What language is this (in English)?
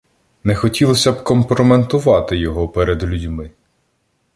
Ukrainian